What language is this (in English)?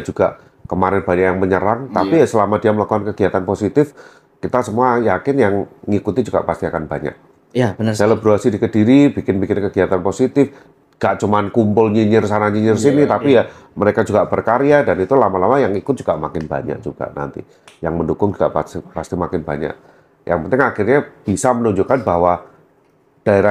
Indonesian